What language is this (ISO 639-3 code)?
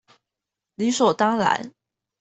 zho